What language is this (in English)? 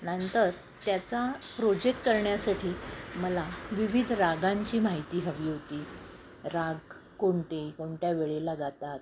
Marathi